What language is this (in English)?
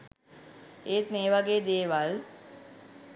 Sinhala